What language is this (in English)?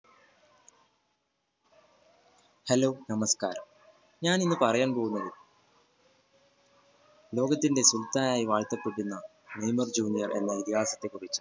Malayalam